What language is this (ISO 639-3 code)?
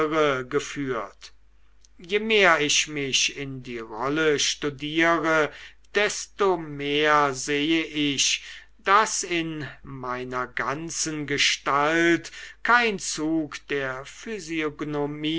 deu